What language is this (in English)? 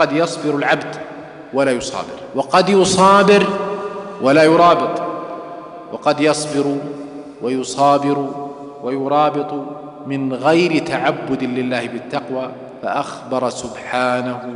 Arabic